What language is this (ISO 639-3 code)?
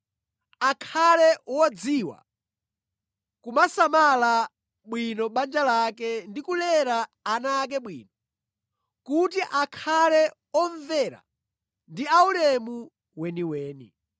nya